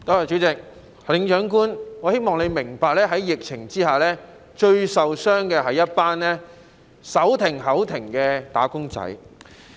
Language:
Cantonese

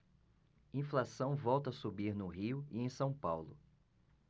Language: Portuguese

